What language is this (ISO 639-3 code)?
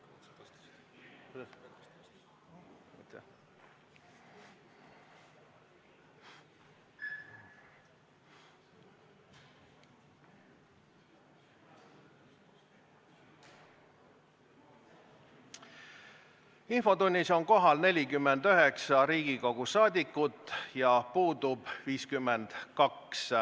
est